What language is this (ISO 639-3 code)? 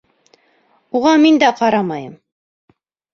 bak